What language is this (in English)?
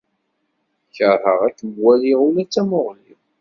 Kabyle